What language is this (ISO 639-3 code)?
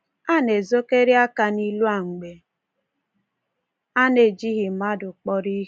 ibo